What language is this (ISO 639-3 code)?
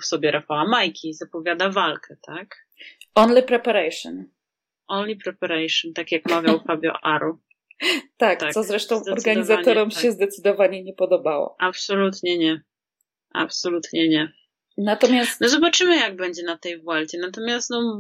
pol